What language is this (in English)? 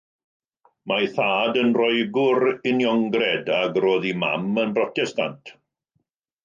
Welsh